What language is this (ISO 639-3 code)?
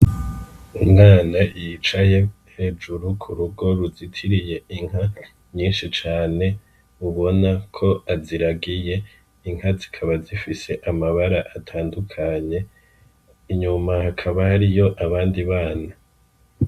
run